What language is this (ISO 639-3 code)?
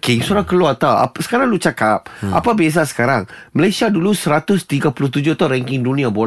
msa